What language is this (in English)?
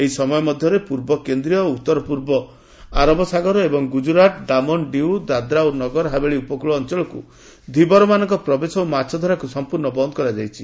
Odia